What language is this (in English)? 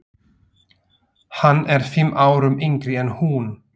Icelandic